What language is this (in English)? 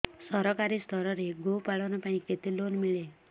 Odia